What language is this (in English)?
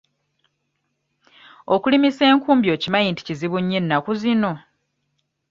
Ganda